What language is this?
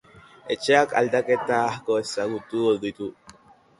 Basque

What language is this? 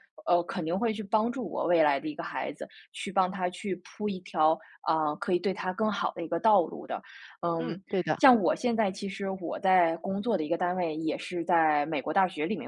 Chinese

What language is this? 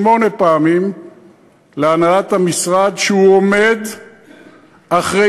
Hebrew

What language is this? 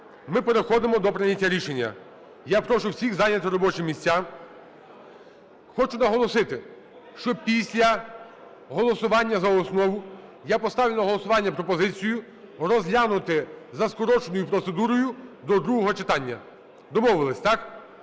Ukrainian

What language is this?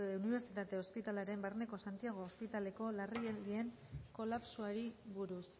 Basque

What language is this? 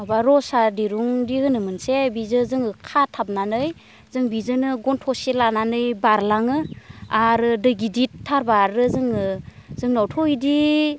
Bodo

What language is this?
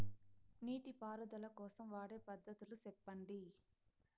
Telugu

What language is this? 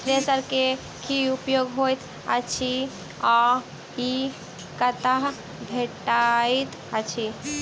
Maithili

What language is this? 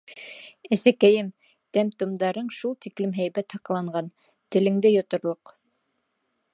Bashkir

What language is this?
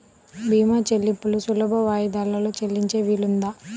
Telugu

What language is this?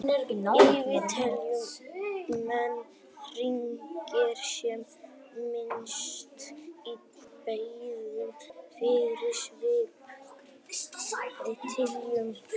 Icelandic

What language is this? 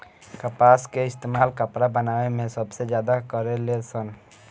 Bhojpuri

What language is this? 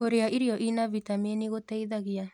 Kikuyu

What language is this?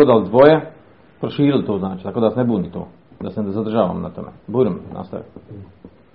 Croatian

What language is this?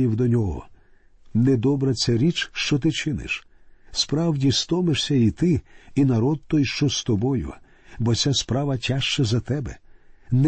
Ukrainian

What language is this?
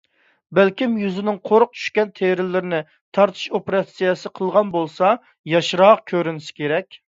Uyghur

